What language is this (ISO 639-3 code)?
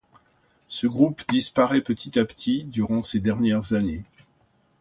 fra